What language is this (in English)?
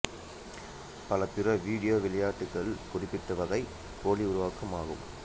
Tamil